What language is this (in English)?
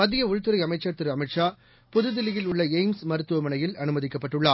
Tamil